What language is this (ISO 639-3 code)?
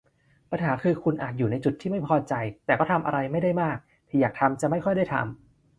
tha